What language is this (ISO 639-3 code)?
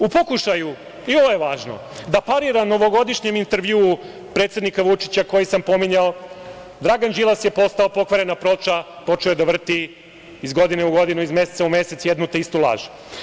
srp